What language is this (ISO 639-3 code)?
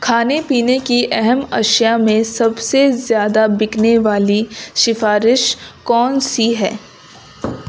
urd